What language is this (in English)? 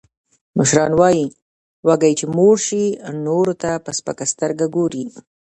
Pashto